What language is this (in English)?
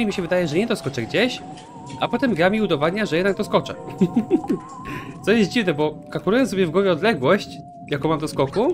Polish